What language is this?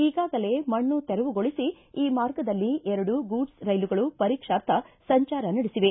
Kannada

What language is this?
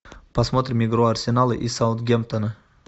Russian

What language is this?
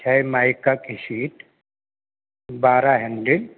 Urdu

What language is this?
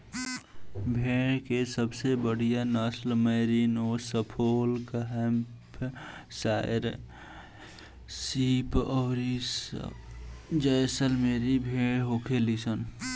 Bhojpuri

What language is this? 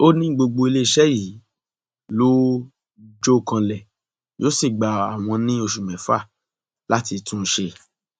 Yoruba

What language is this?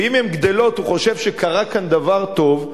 Hebrew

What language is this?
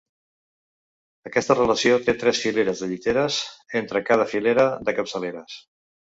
Catalan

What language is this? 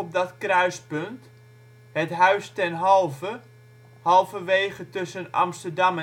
Dutch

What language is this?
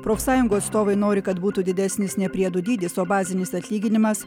Lithuanian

